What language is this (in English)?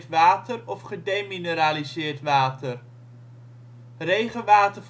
Dutch